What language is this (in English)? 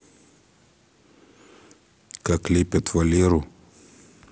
Russian